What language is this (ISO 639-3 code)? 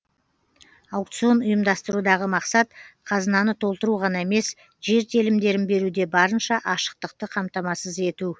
kaz